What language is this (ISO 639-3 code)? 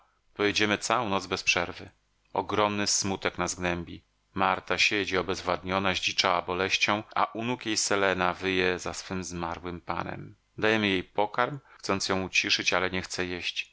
pol